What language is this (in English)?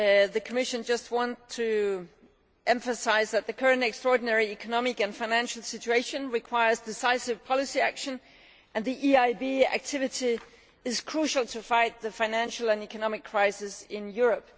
English